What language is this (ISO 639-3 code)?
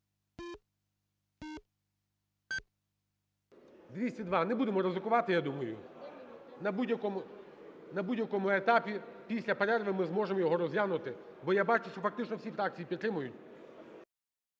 ukr